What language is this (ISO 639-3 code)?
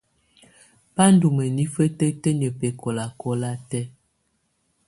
tvu